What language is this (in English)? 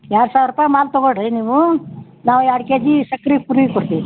Kannada